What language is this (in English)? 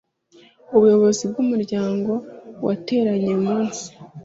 Kinyarwanda